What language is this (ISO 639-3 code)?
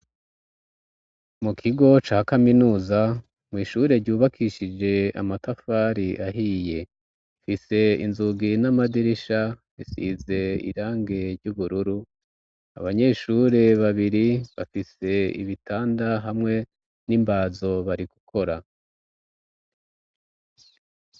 run